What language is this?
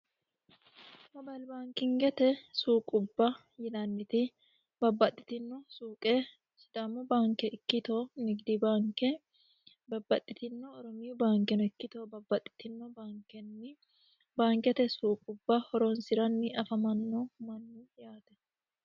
Sidamo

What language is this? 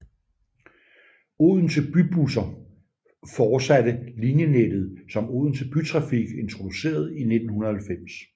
Danish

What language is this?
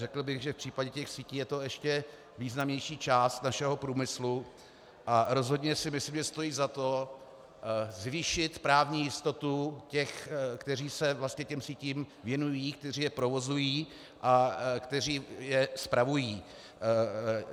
Czech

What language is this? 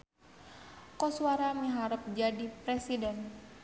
Sundanese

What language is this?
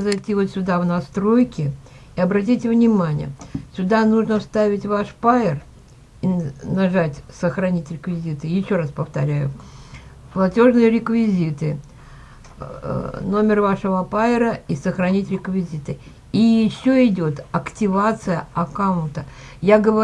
Russian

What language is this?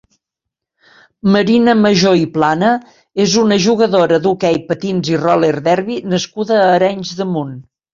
Catalan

